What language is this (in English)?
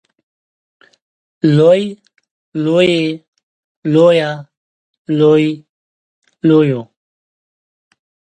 Pashto